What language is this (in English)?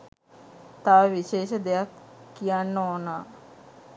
Sinhala